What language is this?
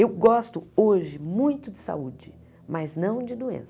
Portuguese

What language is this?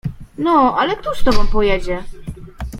Polish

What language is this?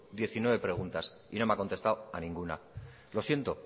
Spanish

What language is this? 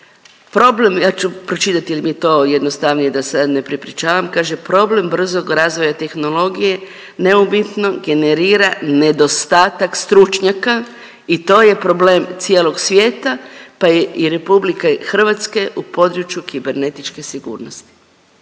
Croatian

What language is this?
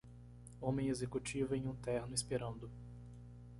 Portuguese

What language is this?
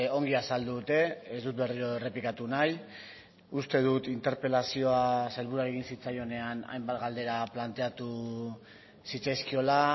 Basque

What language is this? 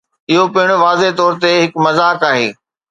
Sindhi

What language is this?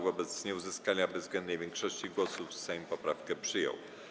Polish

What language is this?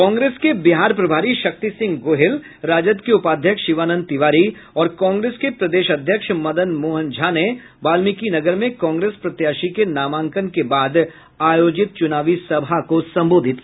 Hindi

